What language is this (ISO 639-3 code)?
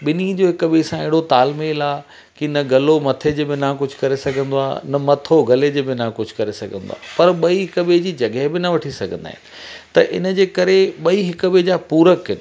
snd